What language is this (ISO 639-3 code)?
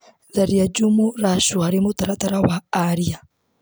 kik